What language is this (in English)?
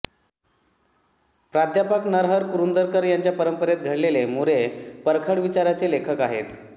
Marathi